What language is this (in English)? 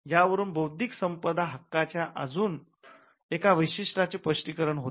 Marathi